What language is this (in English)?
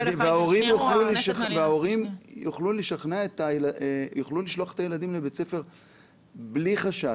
Hebrew